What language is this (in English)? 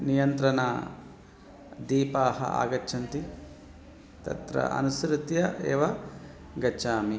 Sanskrit